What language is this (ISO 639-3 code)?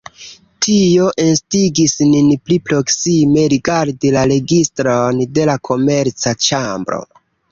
epo